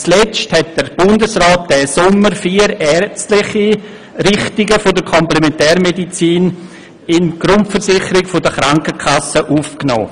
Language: Swiss German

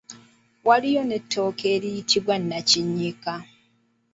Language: Ganda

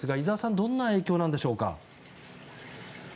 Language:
Japanese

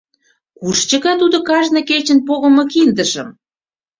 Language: Mari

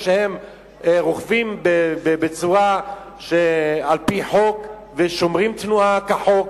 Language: Hebrew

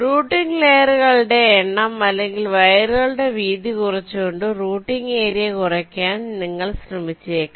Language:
Malayalam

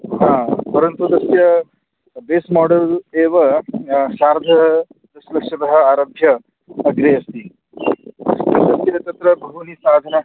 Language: Sanskrit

